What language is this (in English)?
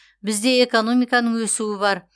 Kazakh